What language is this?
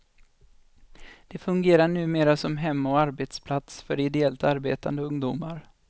Swedish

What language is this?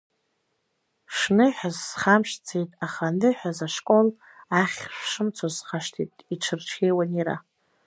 Abkhazian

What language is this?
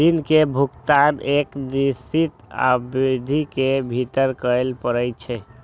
Maithili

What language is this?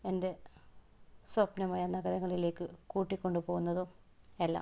Malayalam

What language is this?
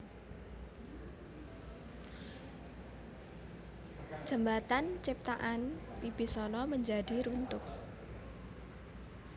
Javanese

